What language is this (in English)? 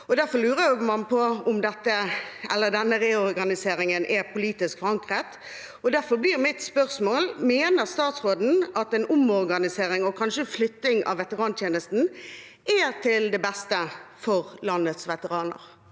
Norwegian